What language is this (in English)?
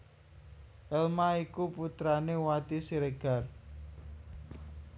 Javanese